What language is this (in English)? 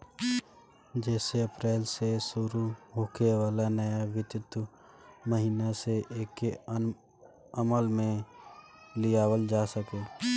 Bhojpuri